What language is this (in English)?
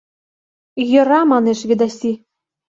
Mari